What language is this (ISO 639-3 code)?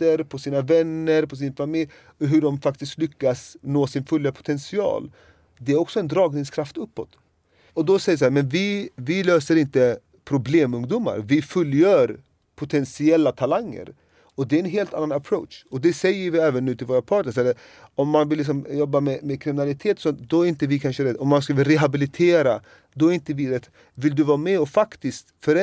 swe